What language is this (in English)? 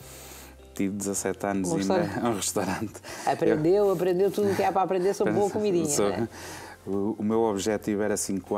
Portuguese